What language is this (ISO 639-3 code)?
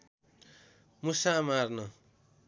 nep